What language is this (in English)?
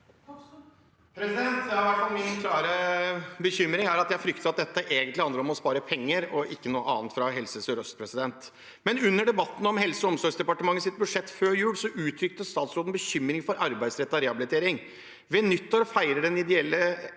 Norwegian